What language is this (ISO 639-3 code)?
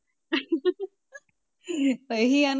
pan